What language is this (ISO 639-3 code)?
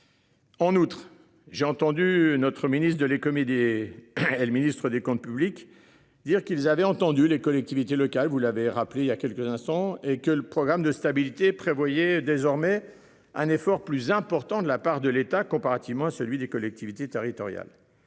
fra